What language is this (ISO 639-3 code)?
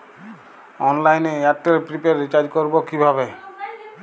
ben